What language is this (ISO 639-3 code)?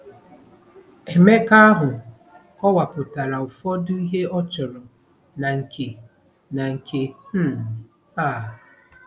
ibo